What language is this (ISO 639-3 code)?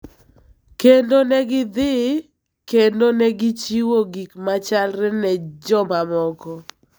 luo